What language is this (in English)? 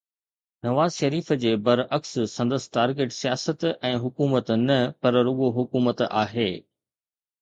Sindhi